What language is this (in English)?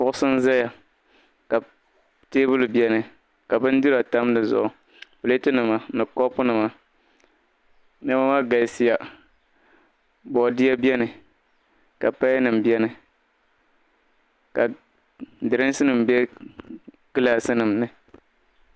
Dagbani